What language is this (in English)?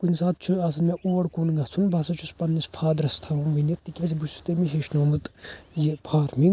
Kashmiri